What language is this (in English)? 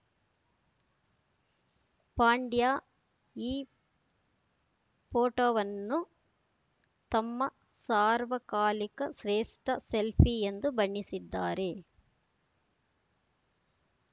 Kannada